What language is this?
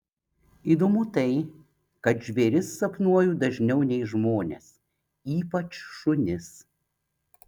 Lithuanian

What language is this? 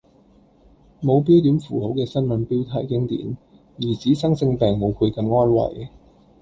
Cantonese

